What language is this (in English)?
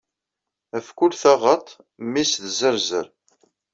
Kabyle